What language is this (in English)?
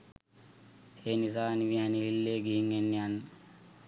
Sinhala